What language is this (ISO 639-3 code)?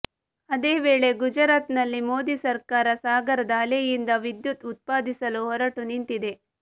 kan